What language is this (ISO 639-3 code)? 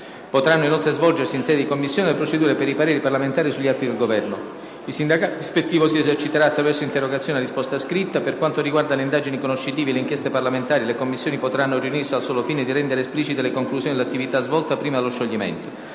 ita